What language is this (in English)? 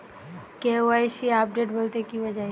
Bangla